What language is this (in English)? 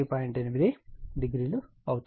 Telugu